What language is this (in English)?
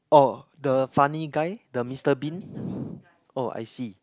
English